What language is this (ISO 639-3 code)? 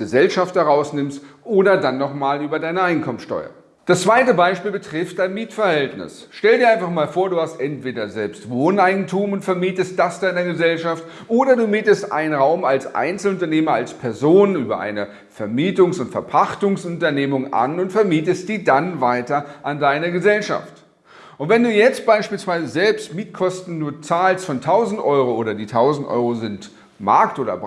deu